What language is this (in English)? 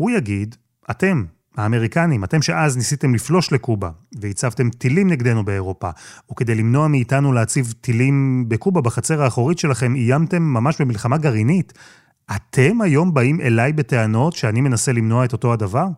Hebrew